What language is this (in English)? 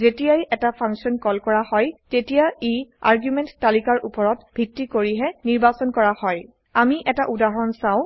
Assamese